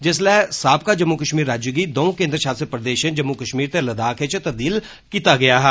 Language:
Dogri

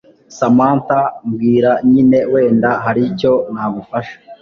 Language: Kinyarwanda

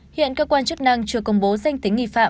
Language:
Vietnamese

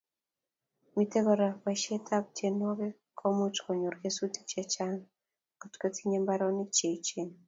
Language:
Kalenjin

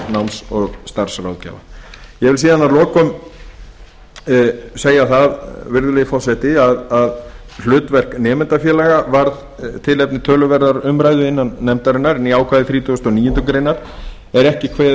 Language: Icelandic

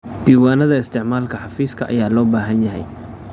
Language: Somali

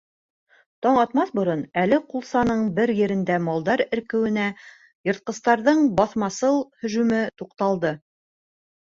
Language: Bashkir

